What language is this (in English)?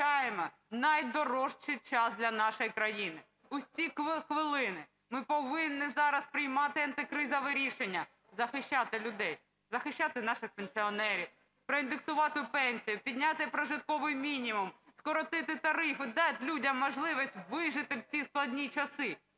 Ukrainian